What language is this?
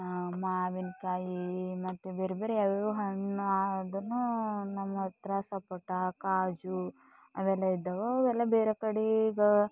Kannada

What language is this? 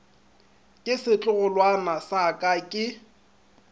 Northern Sotho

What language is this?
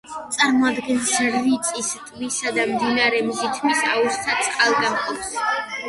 Georgian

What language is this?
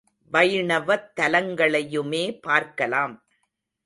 Tamil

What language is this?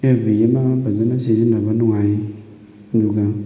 Manipuri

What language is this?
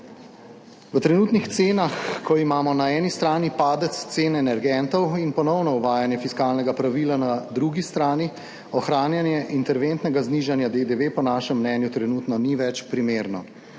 Slovenian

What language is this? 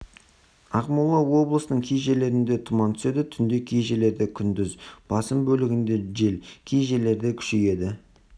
Kazakh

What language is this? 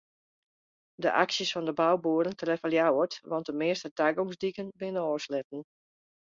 Western Frisian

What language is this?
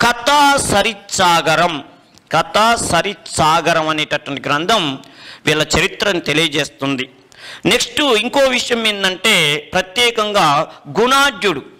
Hindi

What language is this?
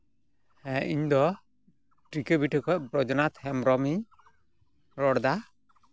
Santali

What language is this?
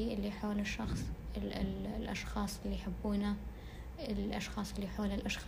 Arabic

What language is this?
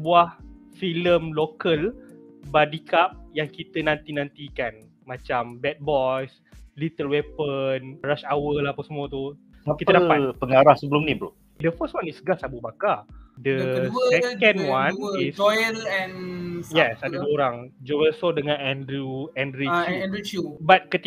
Malay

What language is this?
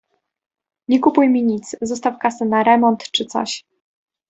Polish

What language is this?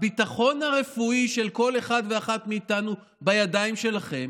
Hebrew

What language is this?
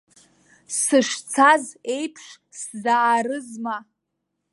Abkhazian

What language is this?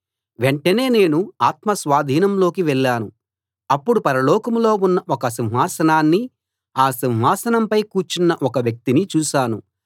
Telugu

